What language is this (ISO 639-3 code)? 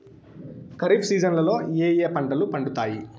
tel